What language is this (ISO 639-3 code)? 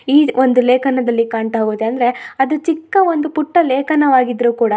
kan